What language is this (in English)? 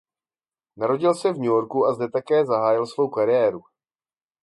Czech